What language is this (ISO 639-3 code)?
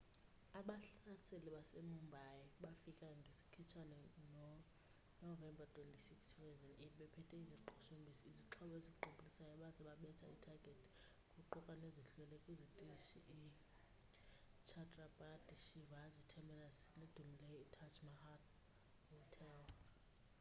xho